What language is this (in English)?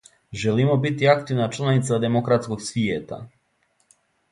Serbian